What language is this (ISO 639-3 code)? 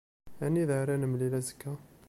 kab